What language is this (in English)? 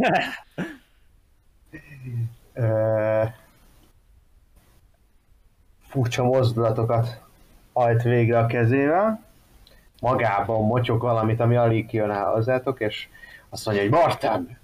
Hungarian